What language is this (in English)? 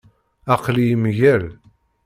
Kabyle